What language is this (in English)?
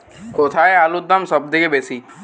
Bangla